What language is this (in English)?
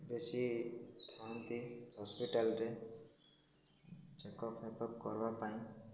Odia